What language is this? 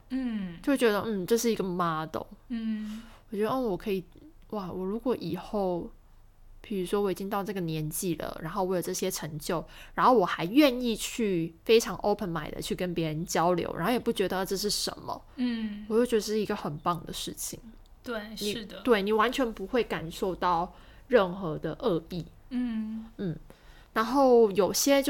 Chinese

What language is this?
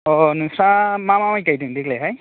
Bodo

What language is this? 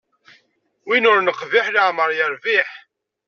Kabyle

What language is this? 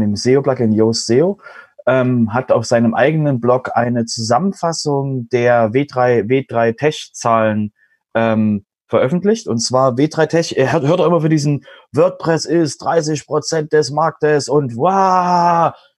German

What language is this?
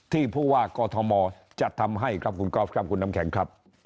Thai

